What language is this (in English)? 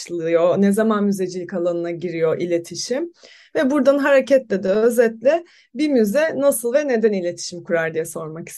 Turkish